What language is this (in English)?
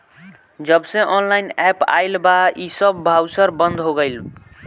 Bhojpuri